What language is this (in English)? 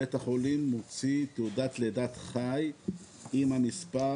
Hebrew